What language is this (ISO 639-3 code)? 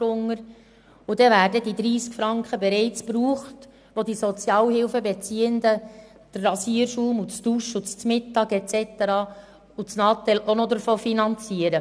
gsw